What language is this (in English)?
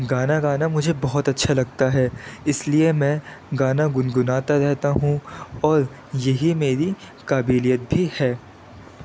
Urdu